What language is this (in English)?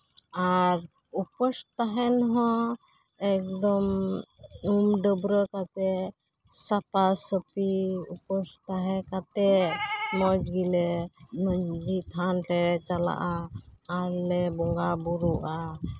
Santali